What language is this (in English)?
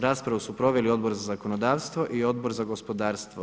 Croatian